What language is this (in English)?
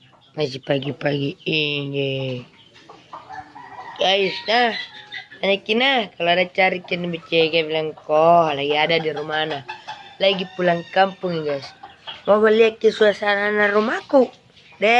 Indonesian